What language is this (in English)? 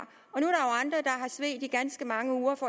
Danish